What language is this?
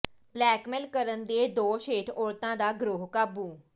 Punjabi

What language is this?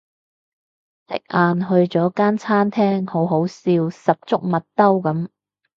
Cantonese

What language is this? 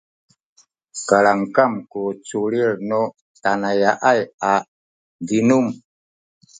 Sakizaya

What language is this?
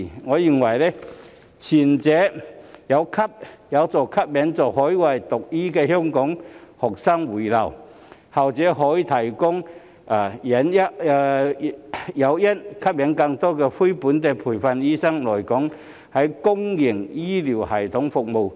Cantonese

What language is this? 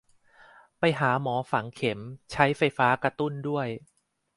Thai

